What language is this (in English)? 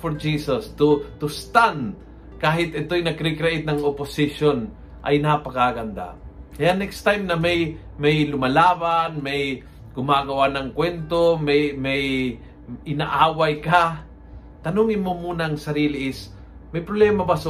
Filipino